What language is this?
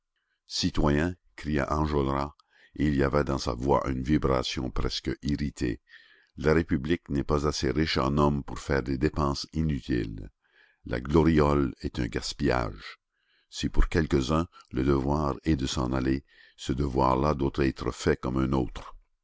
French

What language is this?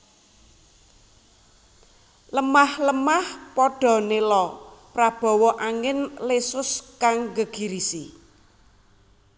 Javanese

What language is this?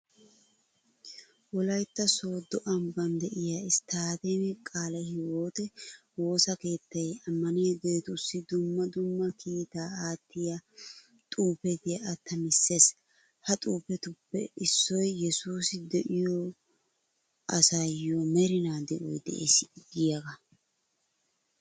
Wolaytta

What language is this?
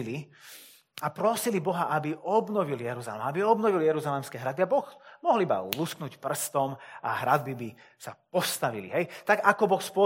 Slovak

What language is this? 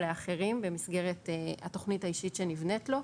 Hebrew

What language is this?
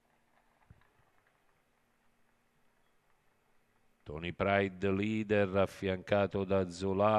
Italian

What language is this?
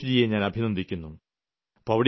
Malayalam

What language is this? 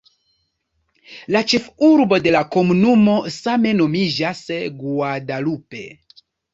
Esperanto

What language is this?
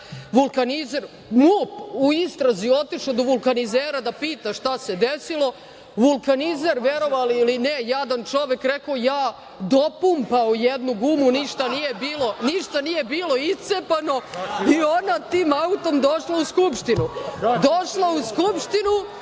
Serbian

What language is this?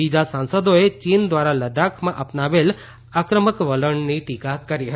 Gujarati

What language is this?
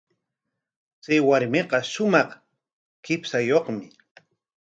Corongo Ancash Quechua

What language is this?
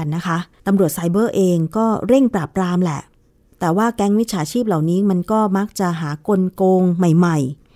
Thai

